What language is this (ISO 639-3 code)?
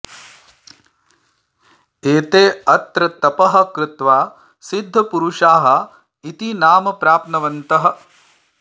san